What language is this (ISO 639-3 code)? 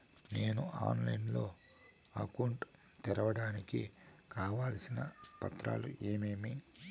tel